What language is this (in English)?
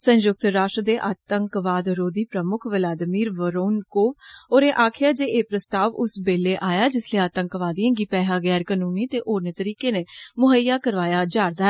Dogri